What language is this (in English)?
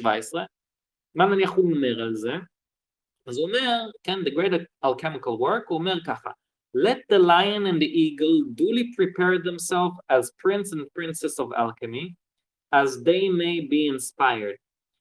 Hebrew